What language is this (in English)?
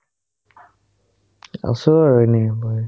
Assamese